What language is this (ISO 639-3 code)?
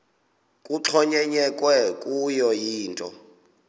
xho